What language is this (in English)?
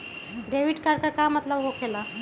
Magahi